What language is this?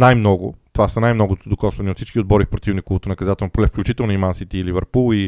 Bulgarian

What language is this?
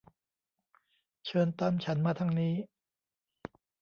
Thai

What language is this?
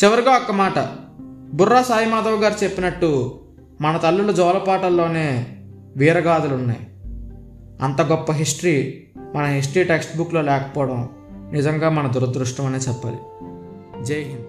Telugu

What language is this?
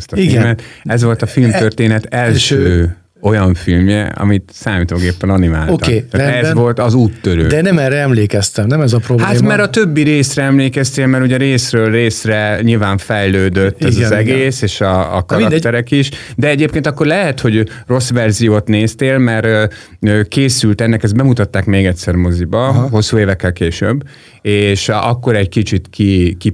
Hungarian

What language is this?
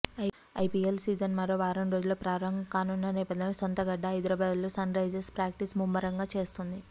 Telugu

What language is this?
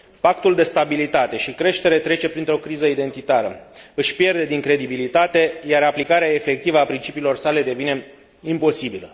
Romanian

